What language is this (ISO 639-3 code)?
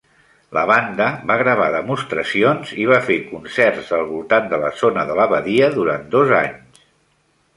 cat